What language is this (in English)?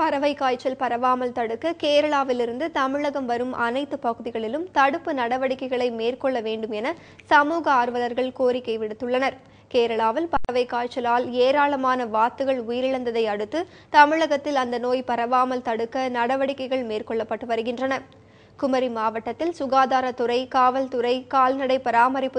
Romanian